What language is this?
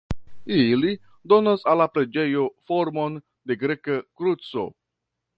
Esperanto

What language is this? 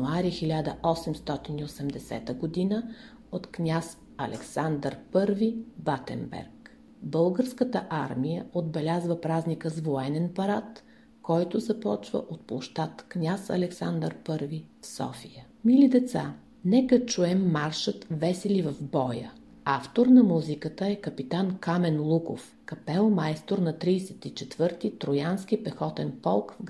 Bulgarian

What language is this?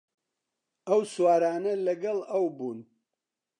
Central Kurdish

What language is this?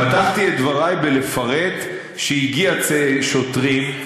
Hebrew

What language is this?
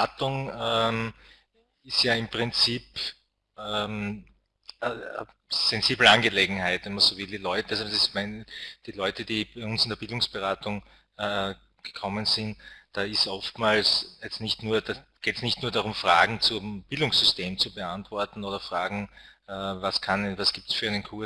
German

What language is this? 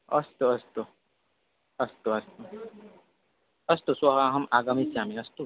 Sanskrit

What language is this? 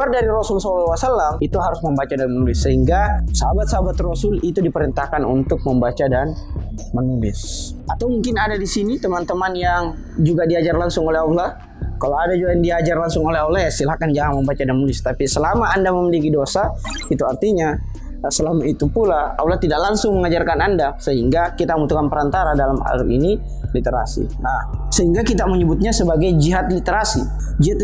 Indonesian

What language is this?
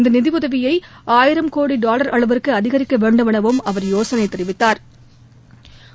Tamil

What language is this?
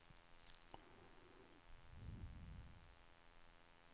Swedish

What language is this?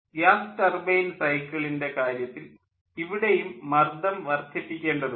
Malayalam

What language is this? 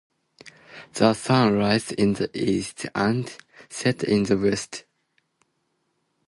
Japanese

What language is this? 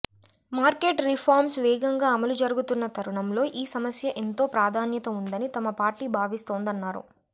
Telugu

